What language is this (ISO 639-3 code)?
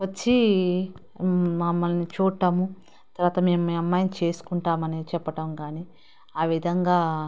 tel